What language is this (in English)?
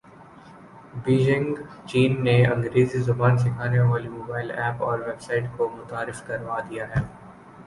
Urdu